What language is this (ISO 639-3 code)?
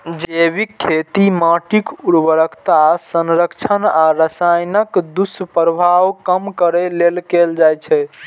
mai